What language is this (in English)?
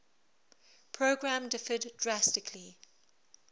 English